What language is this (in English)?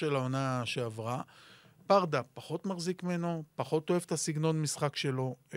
Hebrew